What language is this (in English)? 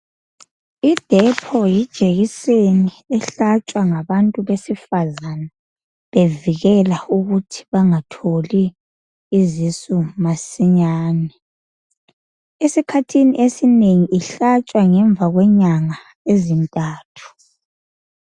North Ndebele